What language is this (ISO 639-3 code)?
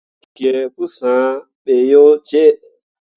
mua